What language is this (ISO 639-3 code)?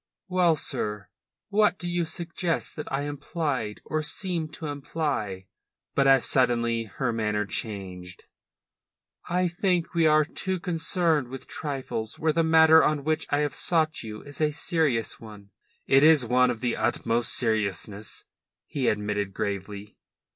eng